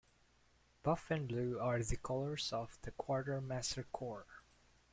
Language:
English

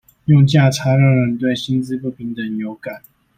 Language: Chinese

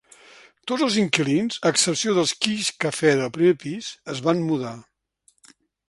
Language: Catalan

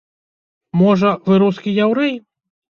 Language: Belarusian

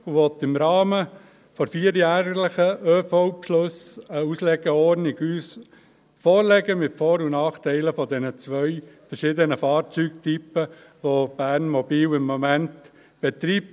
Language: Swiss German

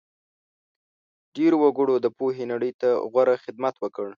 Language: Pashto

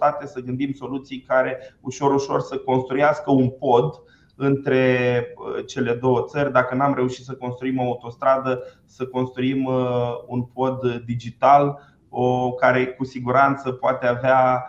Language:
Romanian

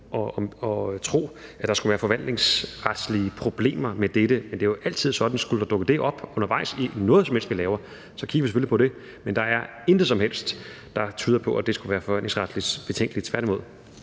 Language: Danish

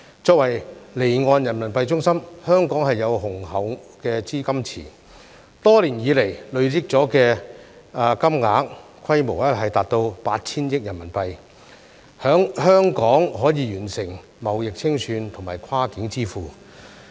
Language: Cantonese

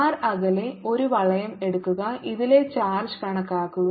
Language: Malayalam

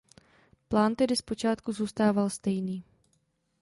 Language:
Czech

